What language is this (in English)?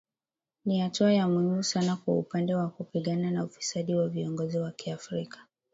Swahili